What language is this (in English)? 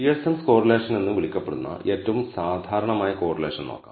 Malayalam